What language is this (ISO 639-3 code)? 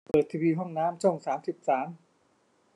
tha